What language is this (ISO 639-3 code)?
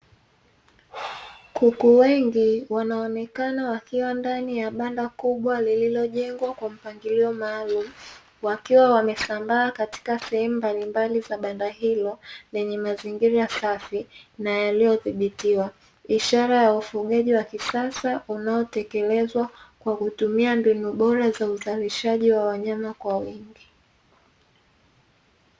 swa